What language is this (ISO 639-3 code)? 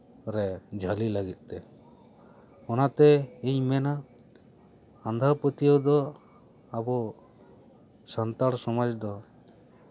sat